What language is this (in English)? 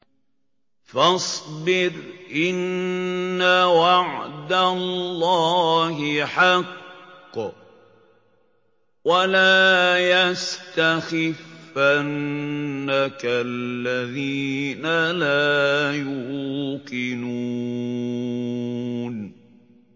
Arabic